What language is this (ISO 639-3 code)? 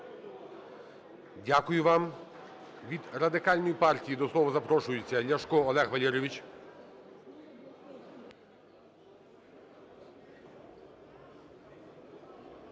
ukr